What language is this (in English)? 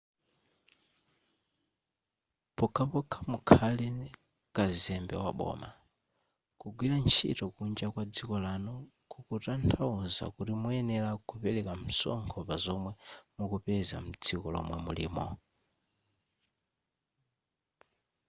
Nyanja